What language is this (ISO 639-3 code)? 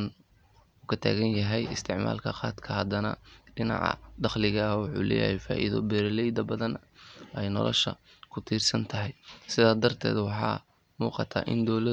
som